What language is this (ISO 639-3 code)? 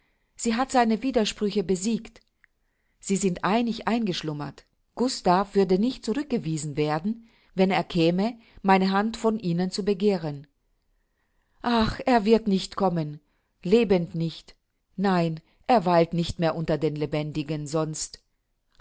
deu